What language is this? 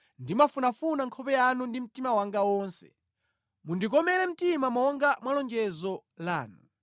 Nyanja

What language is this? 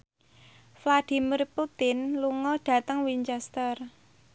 Javanese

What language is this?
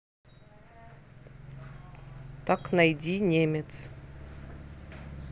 Russian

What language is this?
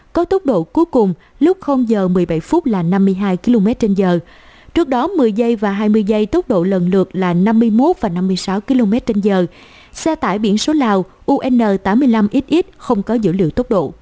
Vietnamese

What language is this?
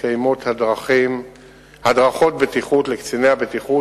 Hebrew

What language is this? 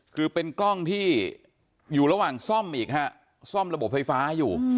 Thai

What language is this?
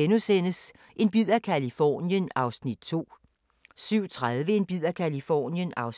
Danish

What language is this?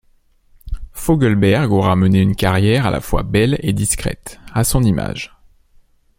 French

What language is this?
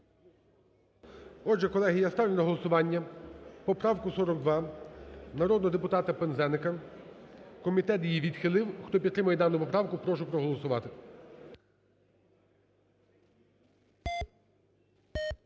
Ukrainian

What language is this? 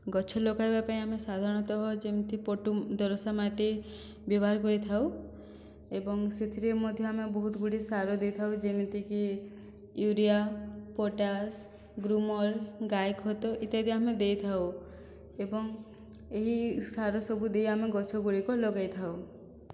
Odia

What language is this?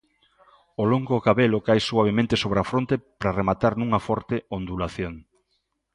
Galician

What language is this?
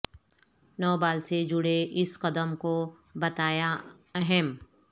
Urdu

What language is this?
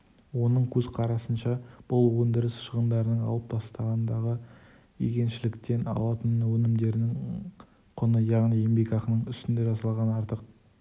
Kazakh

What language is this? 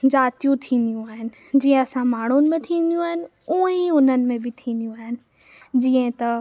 Sindhi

